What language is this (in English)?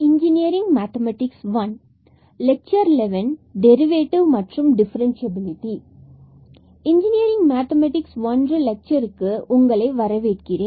Tamil